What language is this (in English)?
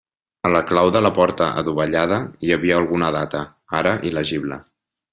Catalan